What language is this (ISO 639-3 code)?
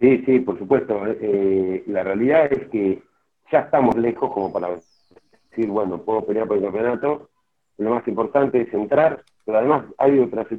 spa